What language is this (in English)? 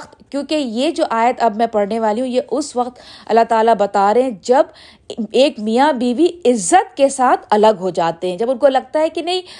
Urdu